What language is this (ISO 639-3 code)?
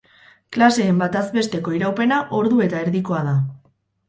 eus